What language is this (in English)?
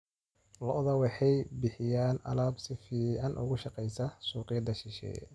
Somali